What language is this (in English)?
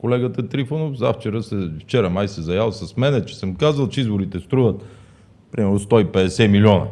Bulgarian